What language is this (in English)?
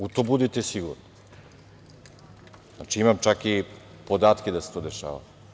Serbian